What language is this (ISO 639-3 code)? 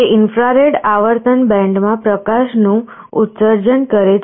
guj